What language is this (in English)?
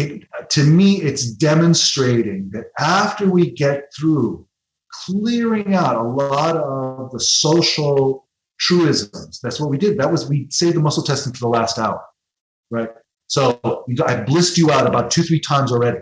English